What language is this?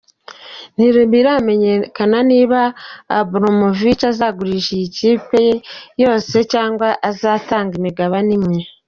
Kinyarwanda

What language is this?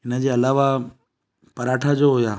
Sindhi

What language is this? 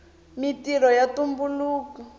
Tsonga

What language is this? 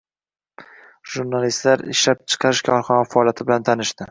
Uzbek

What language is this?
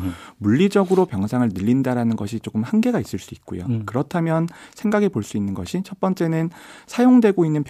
Korean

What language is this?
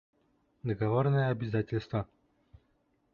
Bashkir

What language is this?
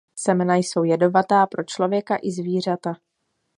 Czech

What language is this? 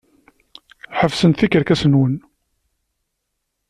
Kabyle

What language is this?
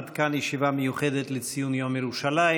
Hebrew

